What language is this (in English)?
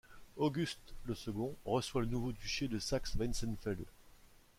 French